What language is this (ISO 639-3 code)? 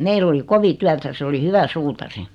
fin